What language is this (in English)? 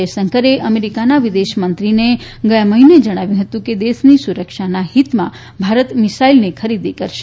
Gujarati